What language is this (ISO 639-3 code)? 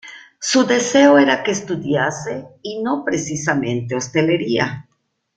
spa